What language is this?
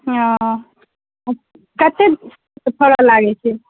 Maithili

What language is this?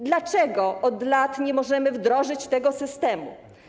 Polish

